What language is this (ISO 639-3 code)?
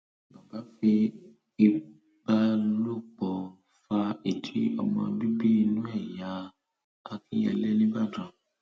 yor